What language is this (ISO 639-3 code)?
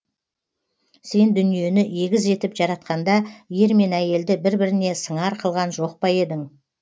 kaz